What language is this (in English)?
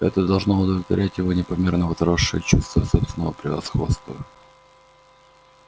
Russian